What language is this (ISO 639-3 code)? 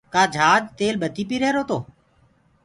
ggg